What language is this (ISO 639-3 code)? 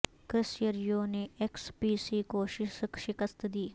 urd